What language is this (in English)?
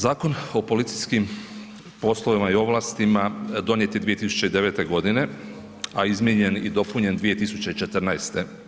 Croatian